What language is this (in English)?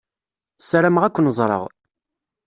Kabyle